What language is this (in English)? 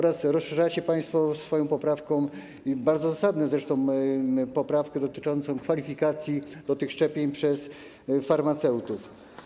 Polish